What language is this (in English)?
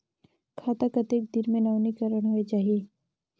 Chhattisgarhi